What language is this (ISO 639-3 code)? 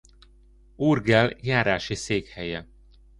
hun